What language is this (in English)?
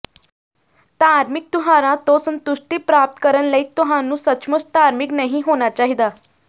Punjabi